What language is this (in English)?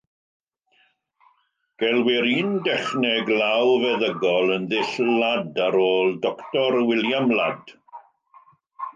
Welsh